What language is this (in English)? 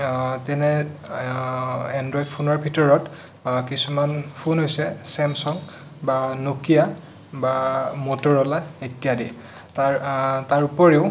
Assamese